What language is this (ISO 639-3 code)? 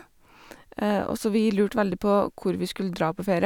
nor